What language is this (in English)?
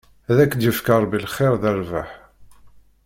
Kabyle